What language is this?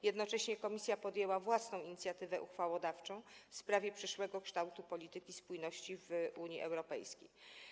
Polish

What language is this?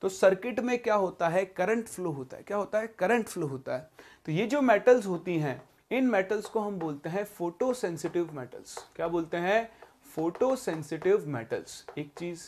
Hindi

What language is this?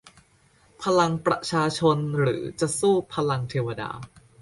Thai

